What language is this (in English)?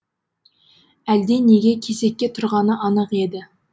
Kazakh